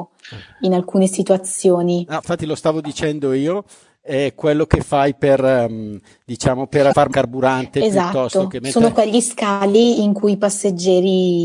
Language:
Italian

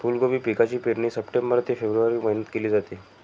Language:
Marathi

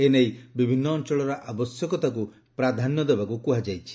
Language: Odia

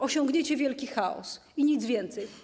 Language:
Polish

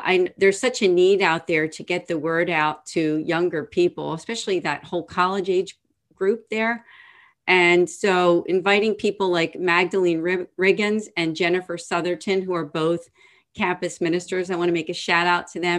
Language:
English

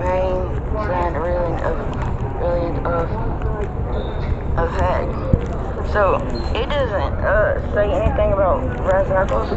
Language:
English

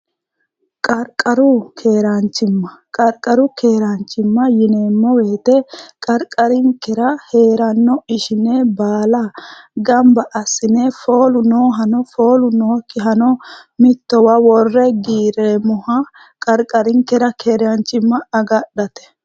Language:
Sidamo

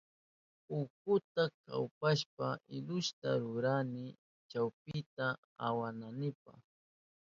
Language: Southern Pastaza Quechua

